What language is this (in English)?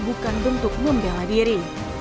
Indonesian